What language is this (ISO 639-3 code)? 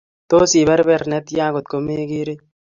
kln